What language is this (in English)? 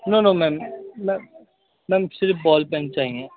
Urdu